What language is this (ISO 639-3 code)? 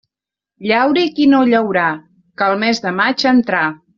cat